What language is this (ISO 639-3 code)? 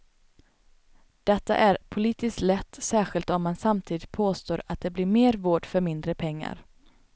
swe